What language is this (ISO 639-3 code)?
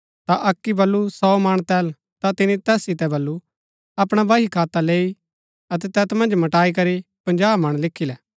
gbk